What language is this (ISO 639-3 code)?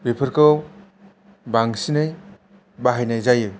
brx